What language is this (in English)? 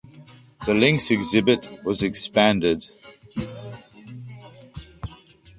English